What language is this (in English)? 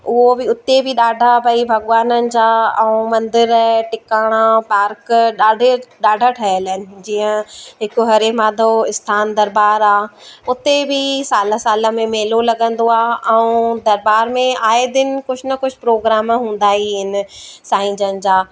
Sindhi